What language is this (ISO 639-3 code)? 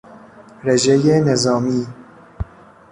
fas